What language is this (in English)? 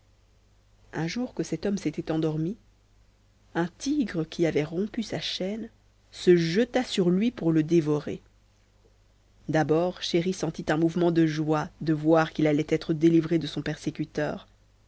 French